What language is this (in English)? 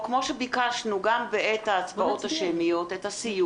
Hebrew